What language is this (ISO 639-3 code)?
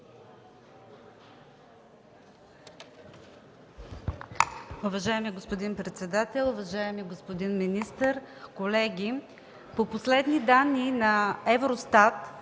bul